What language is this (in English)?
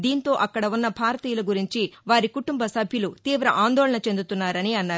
Telugu